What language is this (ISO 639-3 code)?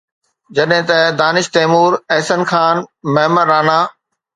snd